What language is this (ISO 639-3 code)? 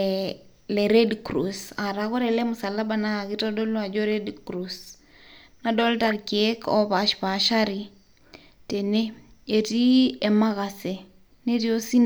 mas